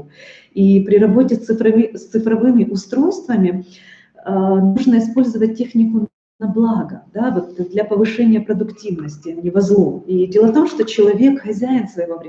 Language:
Russian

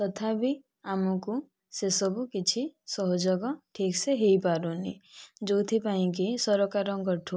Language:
Odia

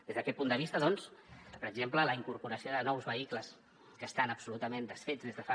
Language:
Catalan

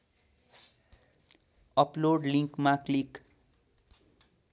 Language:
Nepali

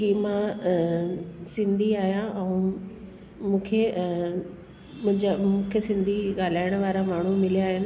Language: Sindhi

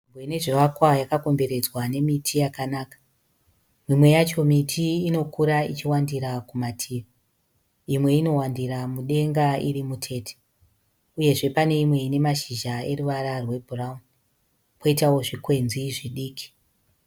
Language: Shona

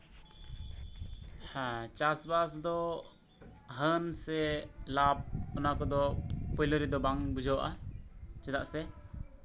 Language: Santali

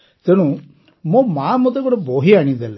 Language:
Odia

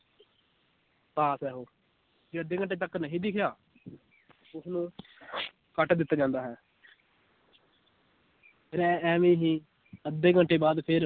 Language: Punjabi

